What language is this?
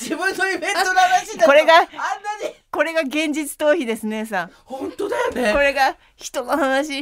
Japanese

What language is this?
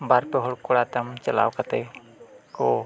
Santali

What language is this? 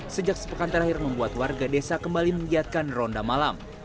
Indonesian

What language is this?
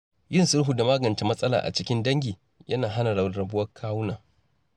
Hausa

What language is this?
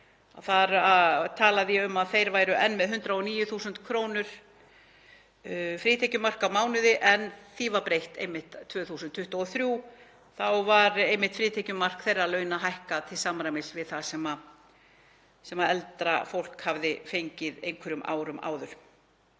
Icelandic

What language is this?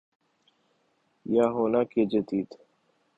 Urdu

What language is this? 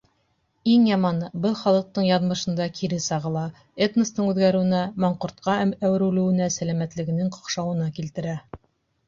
Bashkir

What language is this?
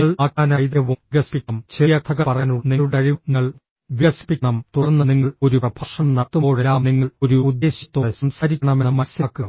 Malayalam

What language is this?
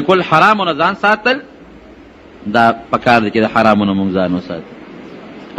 Arabic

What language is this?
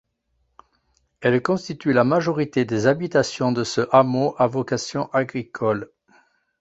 French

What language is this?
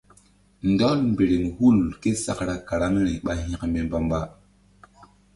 Mbum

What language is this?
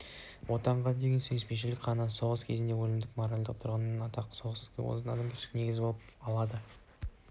Kazakh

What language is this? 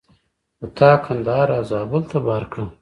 Pashto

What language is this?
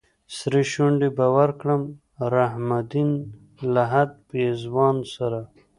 Pashto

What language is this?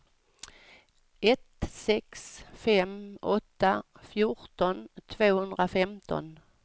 Swedish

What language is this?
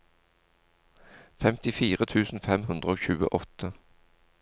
Norwegian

